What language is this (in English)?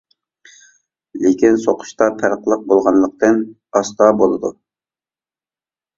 Uyghur